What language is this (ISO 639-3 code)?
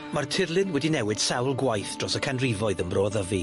cym